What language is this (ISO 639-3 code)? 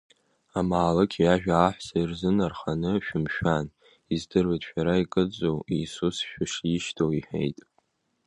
abk